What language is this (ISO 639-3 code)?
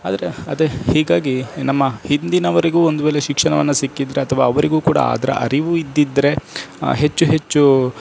kan